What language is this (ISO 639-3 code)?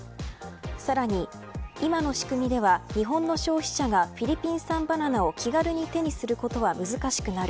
jpn